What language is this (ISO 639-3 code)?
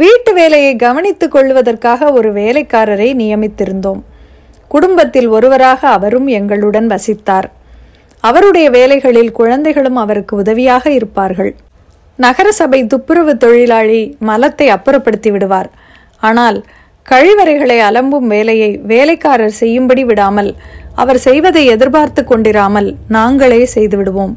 tam